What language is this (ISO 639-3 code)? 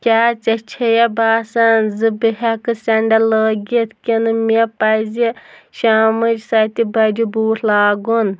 kas